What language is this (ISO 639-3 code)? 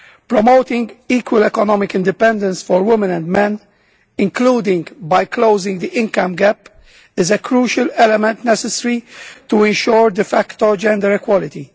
eng